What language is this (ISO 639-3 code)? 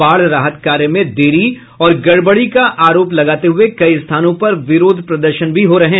hin